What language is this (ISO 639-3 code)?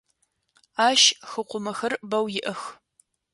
ady